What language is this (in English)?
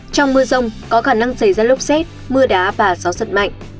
Vietnamese